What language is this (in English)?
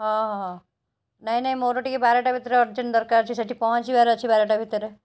Odia